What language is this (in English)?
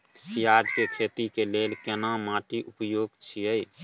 Maithili